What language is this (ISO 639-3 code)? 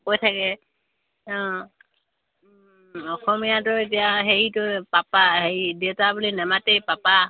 asm